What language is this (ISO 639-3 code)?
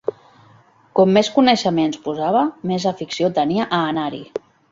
cat